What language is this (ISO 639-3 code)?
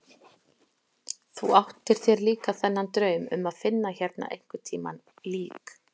isl